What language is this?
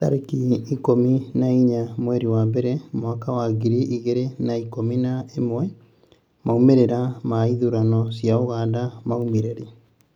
Kikuyu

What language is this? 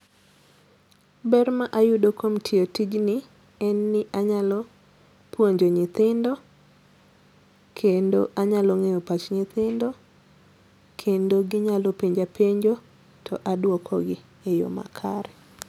Luo (Kenya and Tanzania)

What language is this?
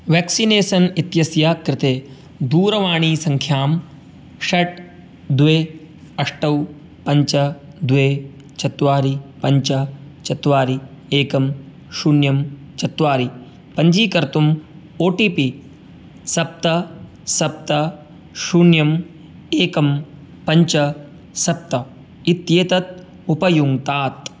Sanskrit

